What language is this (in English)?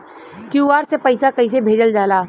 Bhojpuri